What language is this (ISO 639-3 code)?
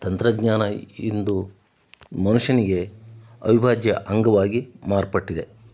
kan